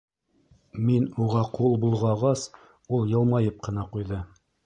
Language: Bashkir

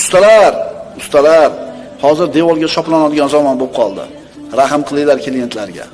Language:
Turkish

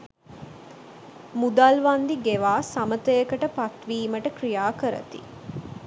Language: Sinhala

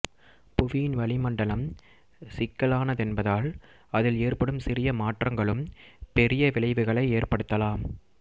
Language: Tamil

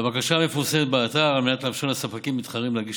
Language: Hebrew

